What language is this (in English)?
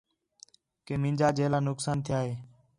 Khetrani